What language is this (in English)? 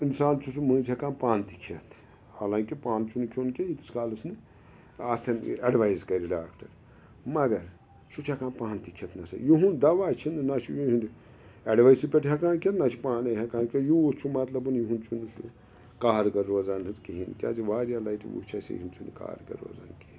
Kashmiri